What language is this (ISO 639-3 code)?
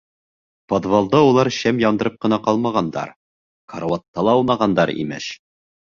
bak